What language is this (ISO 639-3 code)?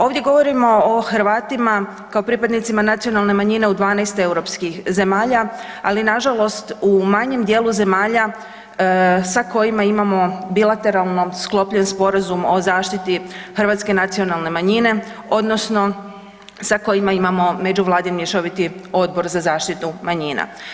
hrv